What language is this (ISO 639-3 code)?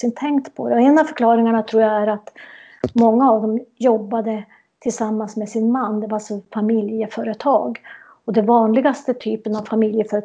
swe